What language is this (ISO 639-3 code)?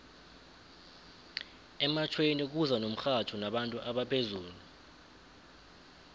nbl